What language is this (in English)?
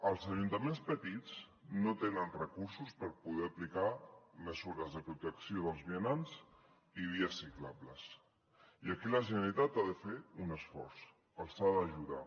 Catalan